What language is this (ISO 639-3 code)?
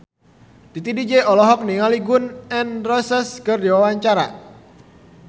sun